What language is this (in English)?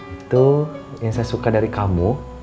Indonesian